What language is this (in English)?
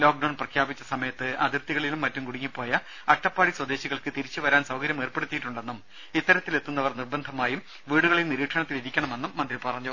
Malayalam